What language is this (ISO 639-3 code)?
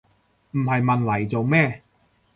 yue